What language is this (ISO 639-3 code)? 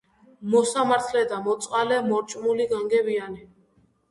kat